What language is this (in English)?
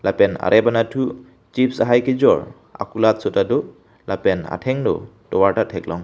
Karbi